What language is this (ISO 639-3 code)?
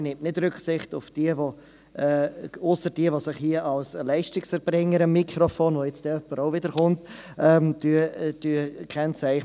gsw